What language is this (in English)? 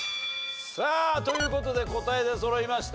Japanese